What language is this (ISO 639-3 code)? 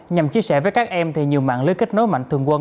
vie